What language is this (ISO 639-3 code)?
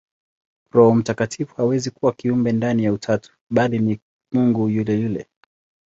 swa